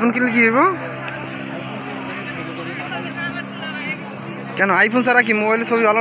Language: Arabic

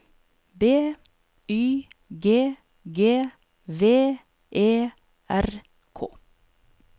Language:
Norwegian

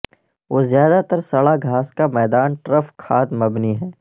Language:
Urdu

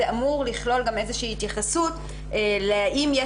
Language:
Hebrew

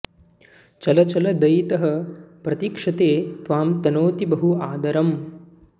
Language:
Sanskrit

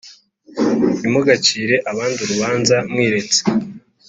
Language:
Kinyarwanda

